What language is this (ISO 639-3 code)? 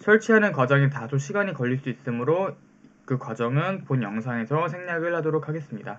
kor